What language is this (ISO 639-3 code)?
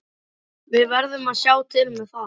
isl